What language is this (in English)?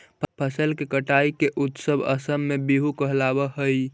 Magahi